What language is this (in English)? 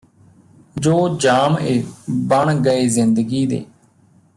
Punjabi